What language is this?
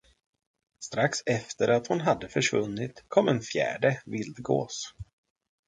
Swedish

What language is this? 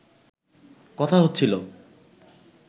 Bangla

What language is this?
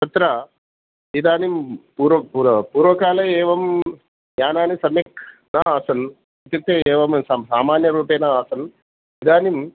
Sanskrit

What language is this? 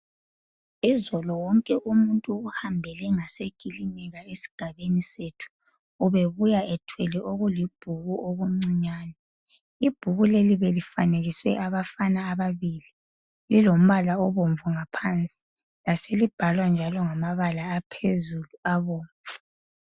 North Ndebele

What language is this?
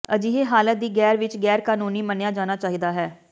Punjabi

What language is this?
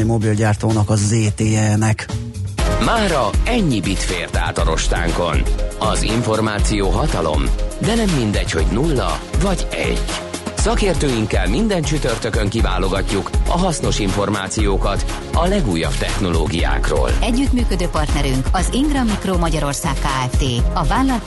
Hungarian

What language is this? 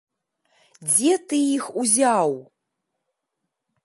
Belarusian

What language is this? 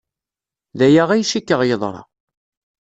Kabyle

